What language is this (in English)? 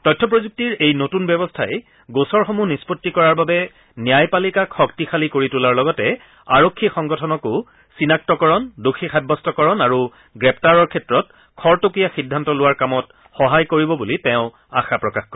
Assamese